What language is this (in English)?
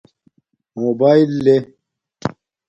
Domaaki